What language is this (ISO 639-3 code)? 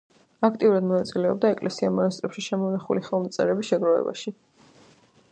kat